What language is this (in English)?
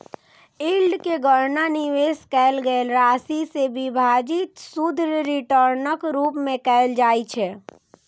Maithili